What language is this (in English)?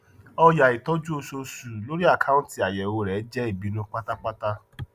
Yoruba